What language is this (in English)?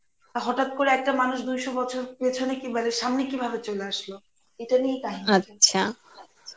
Bangla